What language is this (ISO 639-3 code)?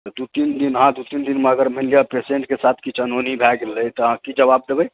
mai